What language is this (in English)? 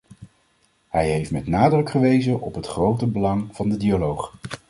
Dutch